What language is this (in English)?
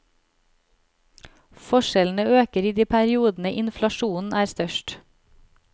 Norwegian